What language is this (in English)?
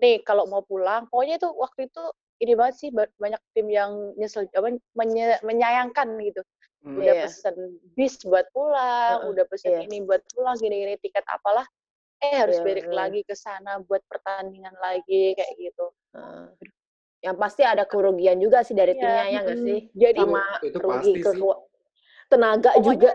Indonesian